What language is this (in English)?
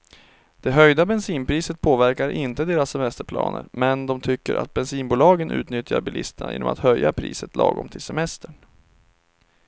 Swedish